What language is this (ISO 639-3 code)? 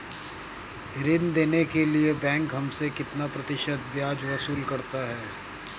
hin